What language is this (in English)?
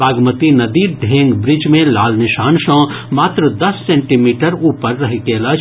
Maithili